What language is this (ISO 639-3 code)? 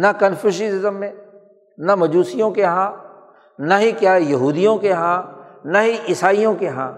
urd